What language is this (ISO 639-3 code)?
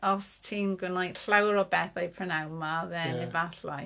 cym